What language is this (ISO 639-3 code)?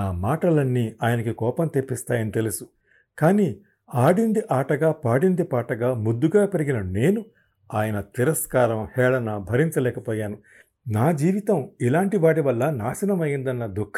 tel